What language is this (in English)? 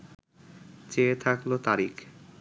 Bangla